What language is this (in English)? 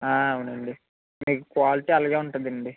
Telugu